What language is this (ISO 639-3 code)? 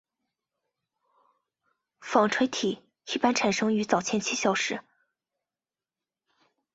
zho